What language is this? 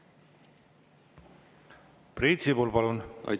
Estonian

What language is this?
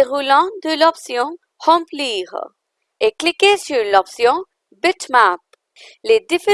French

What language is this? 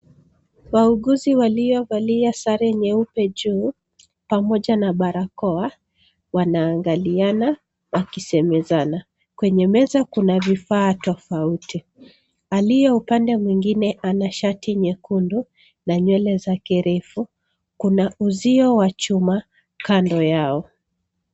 Swahili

